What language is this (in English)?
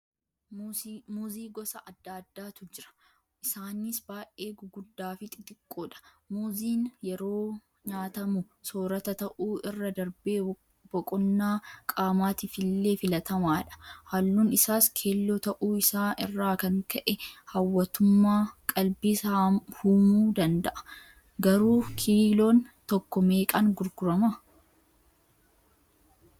Oromo